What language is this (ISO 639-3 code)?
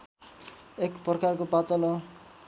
nep